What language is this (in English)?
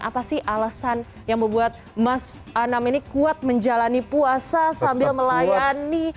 Indonesian